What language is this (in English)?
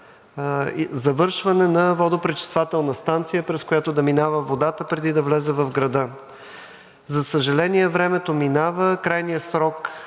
Bulgarian